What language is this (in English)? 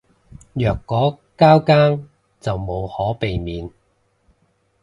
Cantonese